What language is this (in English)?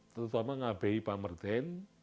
Indonesian